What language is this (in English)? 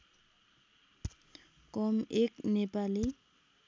Nepali